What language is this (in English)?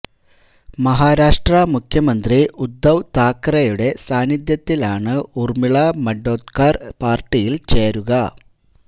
Malayalam